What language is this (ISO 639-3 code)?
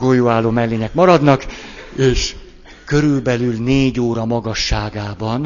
hun